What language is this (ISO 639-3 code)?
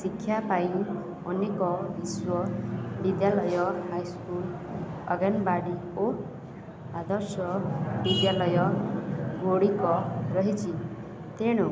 ori